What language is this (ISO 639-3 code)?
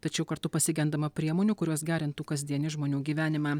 lit